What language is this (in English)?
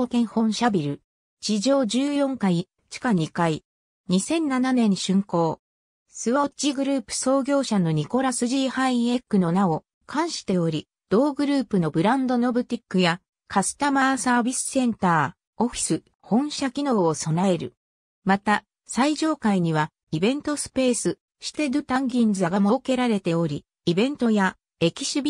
Japanese